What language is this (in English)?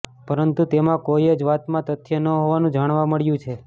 Gujarati